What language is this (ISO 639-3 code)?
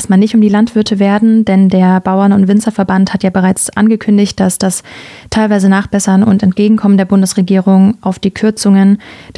deu